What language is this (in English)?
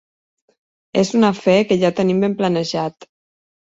Catalan